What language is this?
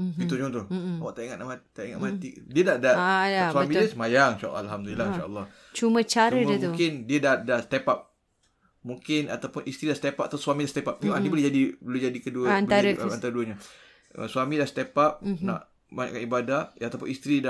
Malay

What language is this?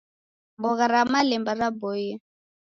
Taita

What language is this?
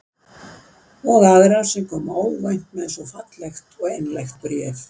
Icelandic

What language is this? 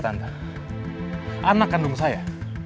Indonesian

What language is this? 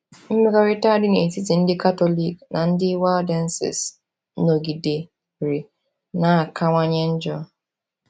Igbo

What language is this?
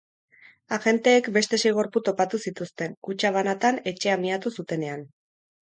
Basque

